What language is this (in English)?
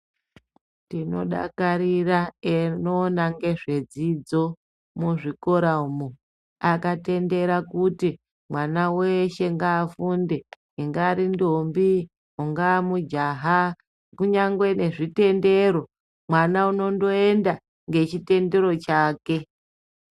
Ndau